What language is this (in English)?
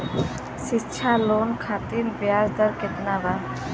Bhojpuri